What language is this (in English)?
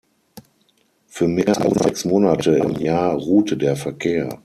German